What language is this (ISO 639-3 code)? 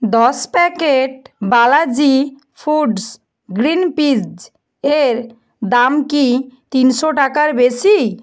ben